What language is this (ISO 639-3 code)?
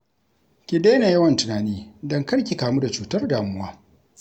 hau